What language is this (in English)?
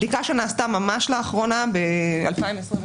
Hebrew